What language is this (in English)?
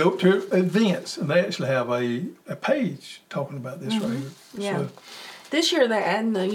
English